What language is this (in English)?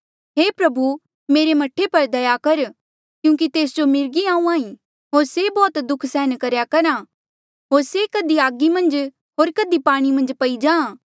Mandeali